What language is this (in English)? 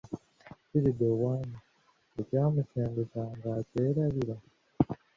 Ganda